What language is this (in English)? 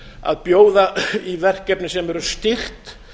Icelandic